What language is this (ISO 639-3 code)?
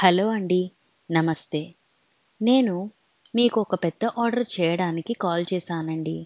tel